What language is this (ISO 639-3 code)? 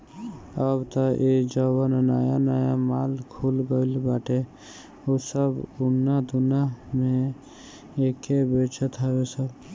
bho